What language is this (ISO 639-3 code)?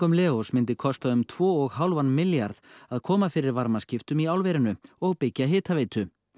isl